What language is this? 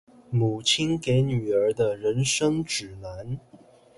Chinese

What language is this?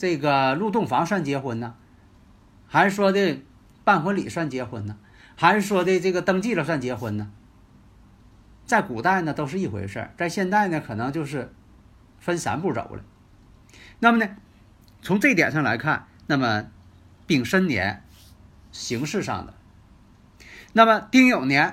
Chinese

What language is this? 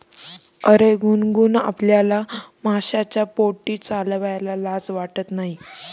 Marathi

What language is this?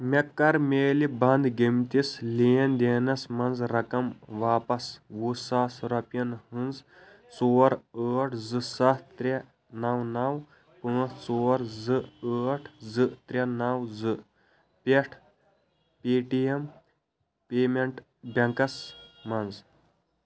Kashmiri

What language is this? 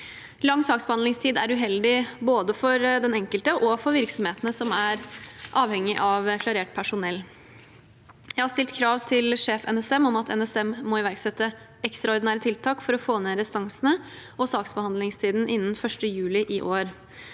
Norwegian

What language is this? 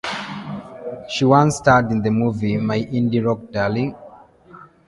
English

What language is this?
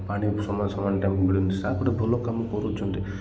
Odia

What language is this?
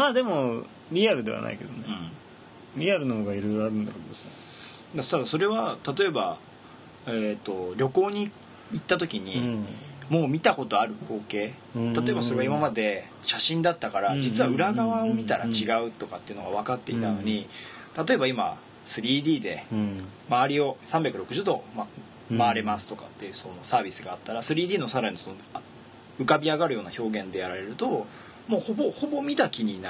Japanese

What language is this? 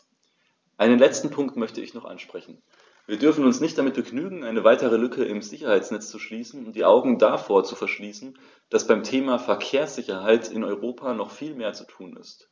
German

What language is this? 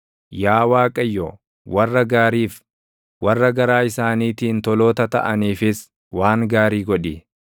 Oromo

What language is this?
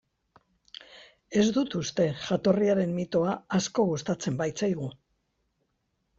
Basque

